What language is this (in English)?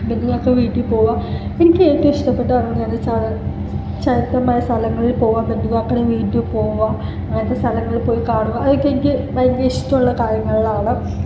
Malayalam